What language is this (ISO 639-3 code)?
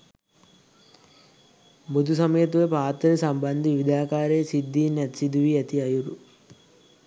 sin